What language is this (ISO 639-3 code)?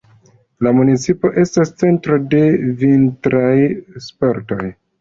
epo